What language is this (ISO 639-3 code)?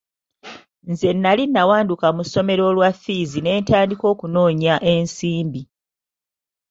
lug